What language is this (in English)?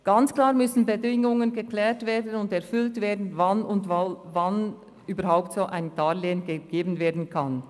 Swiss German